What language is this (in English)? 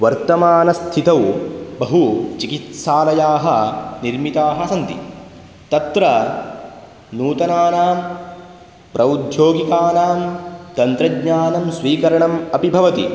Sanskrit